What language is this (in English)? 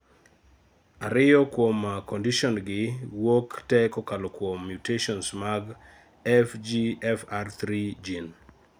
Luo (Kenya and Tanzania)